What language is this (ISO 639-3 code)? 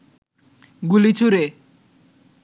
ben